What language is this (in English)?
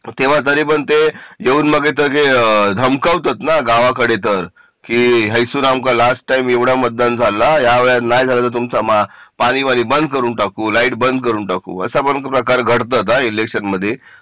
Marathi